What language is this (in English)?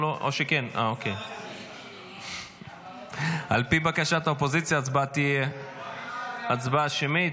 Hebrew